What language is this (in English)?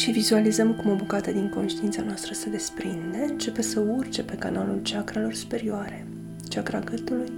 Romanian